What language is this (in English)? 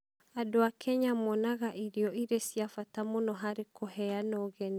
Kikuyu